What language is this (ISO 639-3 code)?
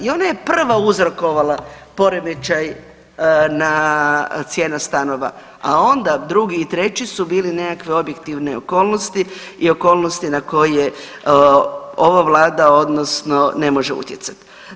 hrv